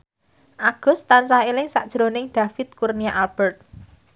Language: Javanese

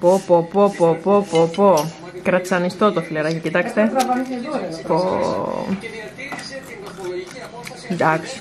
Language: Greek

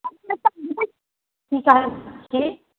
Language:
Maithili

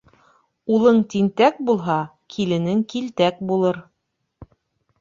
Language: Bashkir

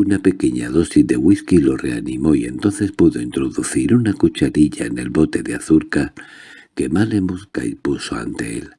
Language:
Spanish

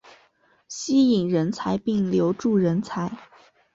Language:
Chinese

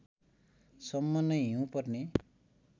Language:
Nepali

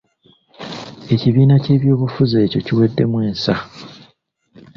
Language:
Ganda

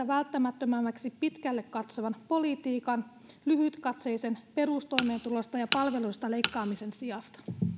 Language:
Finnish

